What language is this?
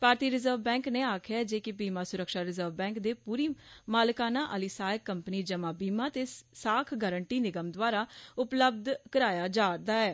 Dogri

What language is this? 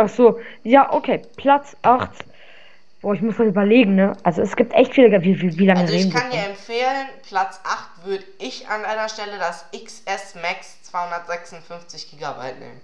German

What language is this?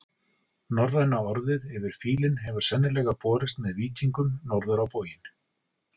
Icelandic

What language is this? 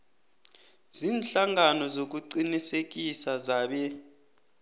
South Ndebele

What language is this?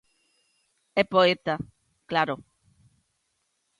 Galician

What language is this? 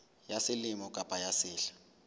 Southern Sotho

